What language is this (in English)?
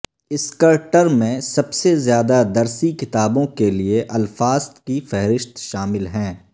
Urdu